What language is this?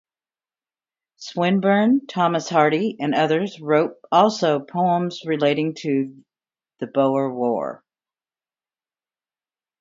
English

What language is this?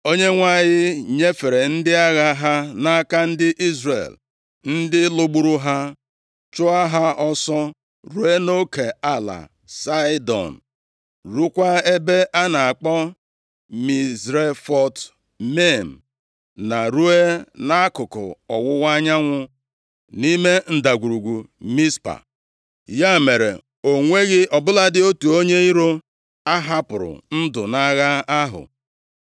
Igbo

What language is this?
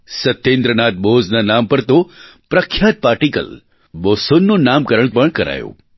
Gujarati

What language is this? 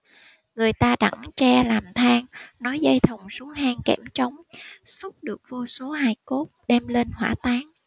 Vietnamese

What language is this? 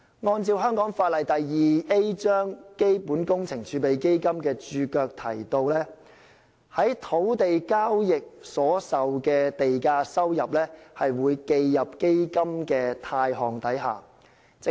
Cantonese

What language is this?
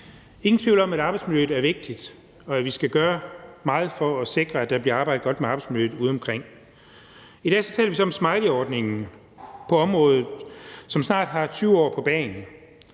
Danish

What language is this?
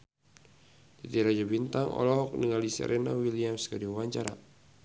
Sundanese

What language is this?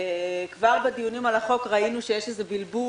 Hebrew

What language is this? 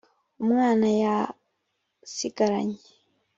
Kinyarwanda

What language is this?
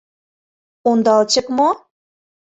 Mari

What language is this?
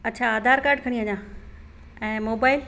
Sindhi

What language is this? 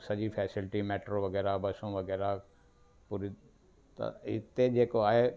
Sindhi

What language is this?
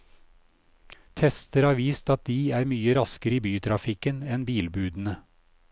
Norwegian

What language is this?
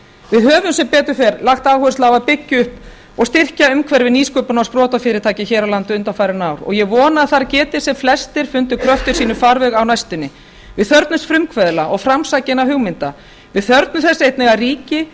Icelandic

